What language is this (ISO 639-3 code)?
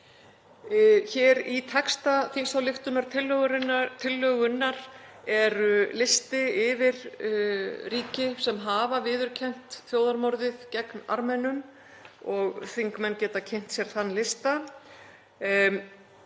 isl